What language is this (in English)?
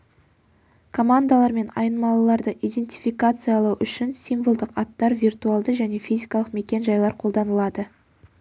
Kazakh